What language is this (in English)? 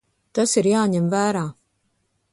Latvian